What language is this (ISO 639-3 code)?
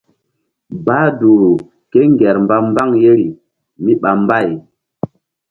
mdd